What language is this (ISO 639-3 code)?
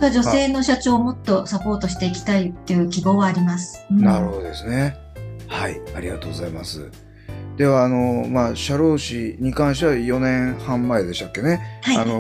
jpn